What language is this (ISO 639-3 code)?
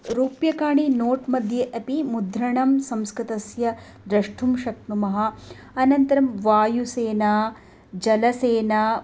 san